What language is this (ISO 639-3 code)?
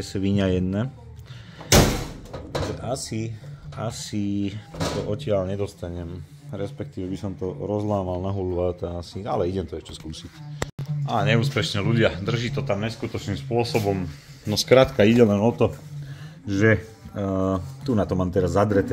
slk